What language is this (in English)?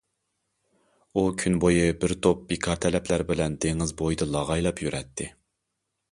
Uyghur